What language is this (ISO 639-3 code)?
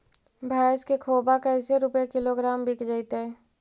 mag